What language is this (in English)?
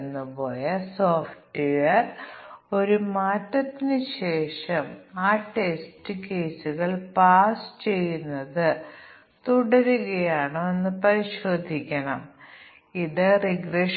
Malayalam